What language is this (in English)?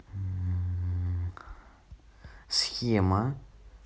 Russian